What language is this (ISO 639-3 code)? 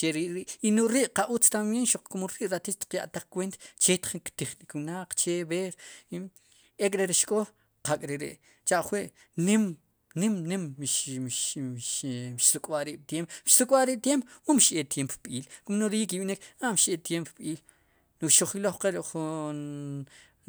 qum